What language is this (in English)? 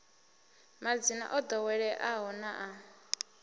Venda